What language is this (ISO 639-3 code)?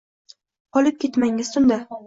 uzb